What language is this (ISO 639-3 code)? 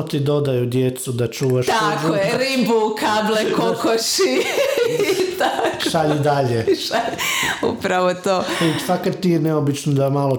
hrv